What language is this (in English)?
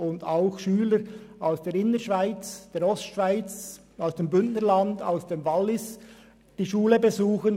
Swiss German